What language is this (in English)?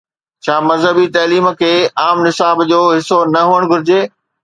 Sindhi